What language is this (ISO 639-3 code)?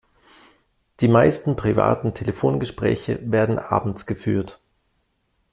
deu